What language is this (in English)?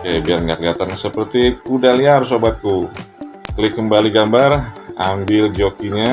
Indonesian